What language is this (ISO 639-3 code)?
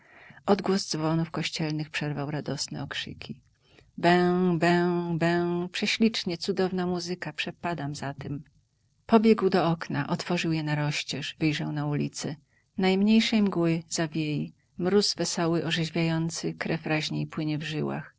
pol